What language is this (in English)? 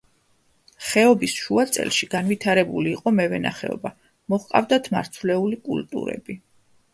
Georgian